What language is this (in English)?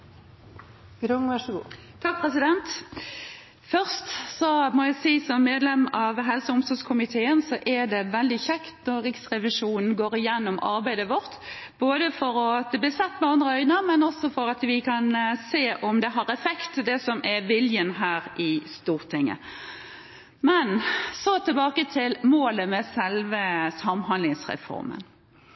Norwegian Bokmål